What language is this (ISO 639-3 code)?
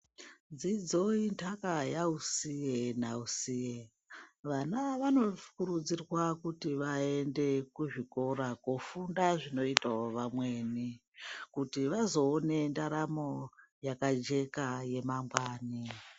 ndc